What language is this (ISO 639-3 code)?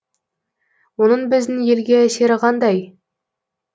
kaz